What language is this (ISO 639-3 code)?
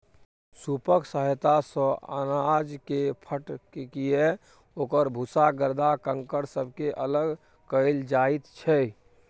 mai